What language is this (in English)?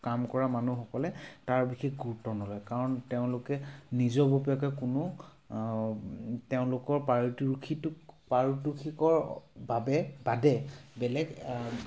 Assamese